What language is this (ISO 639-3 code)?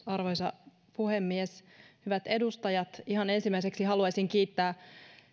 fin